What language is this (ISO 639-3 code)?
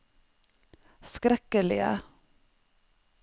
nor